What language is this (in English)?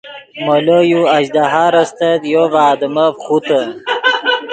Yidgha